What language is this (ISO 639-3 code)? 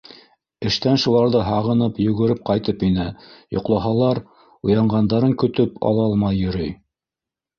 bak